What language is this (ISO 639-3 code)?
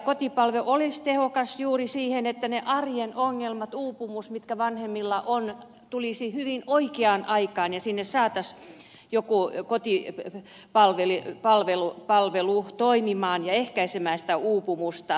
fin